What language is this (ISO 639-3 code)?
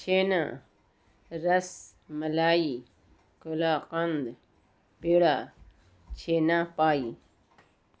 urd